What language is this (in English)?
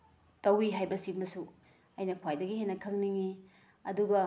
Manipuri